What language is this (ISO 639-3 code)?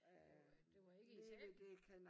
dan